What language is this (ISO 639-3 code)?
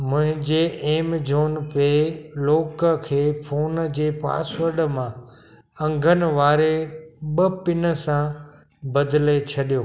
snd